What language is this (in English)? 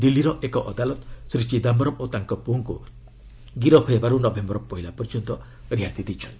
Odia